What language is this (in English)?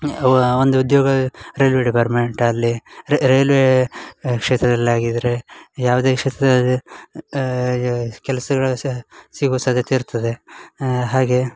Kannada